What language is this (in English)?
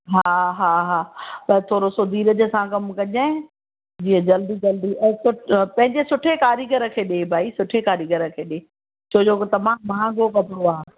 Sindhi